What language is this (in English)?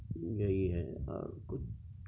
Urdu